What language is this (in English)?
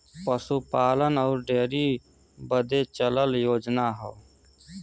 Bhojpuri